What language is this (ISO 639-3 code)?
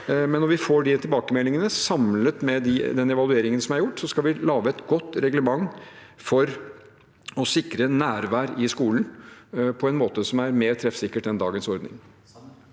nor